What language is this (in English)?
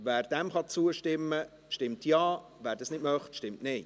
Swiss German